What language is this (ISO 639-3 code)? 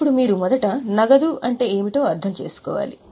tel